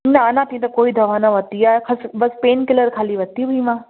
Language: Sindhi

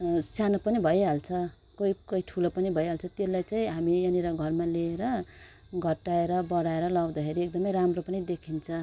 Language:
Nepali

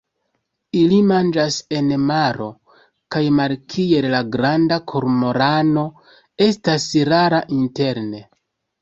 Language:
Esperanto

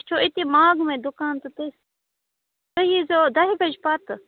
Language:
Kashmiri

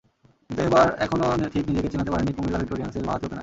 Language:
Bangla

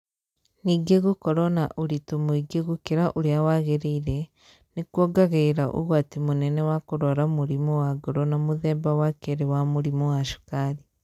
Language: Kikuyu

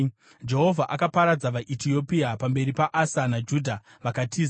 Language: Shona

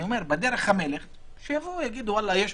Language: Hebrew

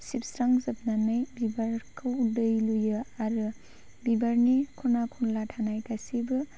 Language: Bodo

